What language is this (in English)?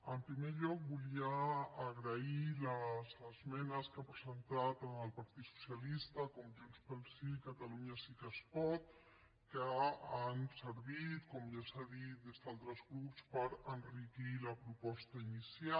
Catalan